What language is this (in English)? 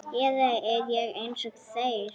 Icelandic